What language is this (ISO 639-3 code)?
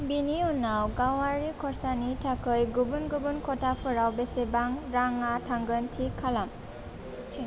brx